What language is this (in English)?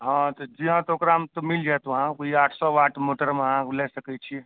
Maithili